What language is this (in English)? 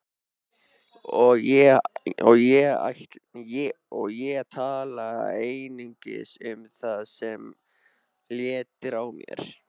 Icelandic